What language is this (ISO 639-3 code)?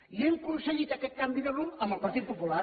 cat